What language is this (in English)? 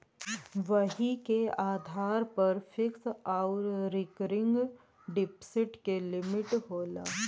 Bhojpuri